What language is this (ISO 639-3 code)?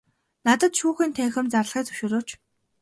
mon